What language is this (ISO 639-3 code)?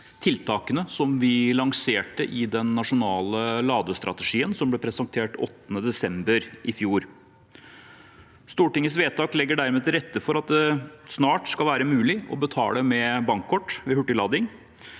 nor